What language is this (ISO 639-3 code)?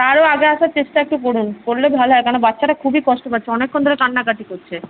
ben